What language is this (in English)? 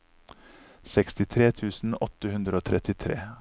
Norwegian